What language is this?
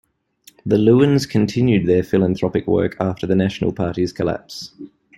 English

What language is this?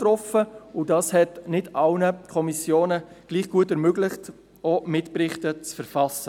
Swiss German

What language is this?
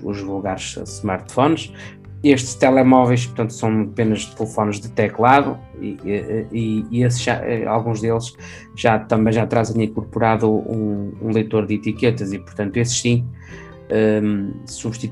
Portuguese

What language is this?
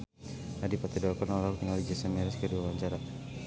Sundanese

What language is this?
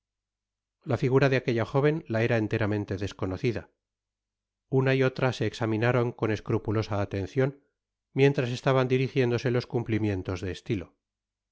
Spanish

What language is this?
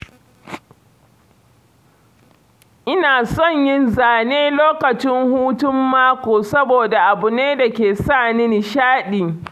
Hausa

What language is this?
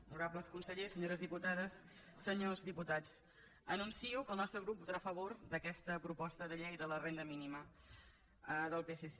Catalan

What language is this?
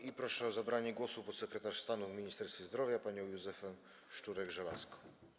Polish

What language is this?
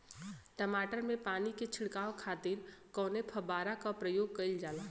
Bhojpuri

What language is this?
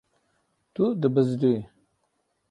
Kurdish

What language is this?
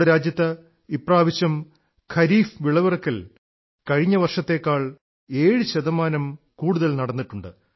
Malayalam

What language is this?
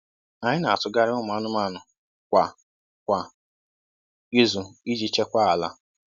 Igbo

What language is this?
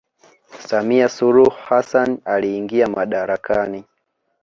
Swahili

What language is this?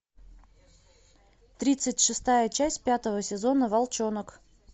Russian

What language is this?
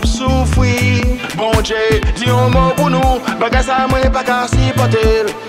Polish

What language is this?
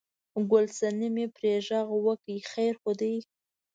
Pashto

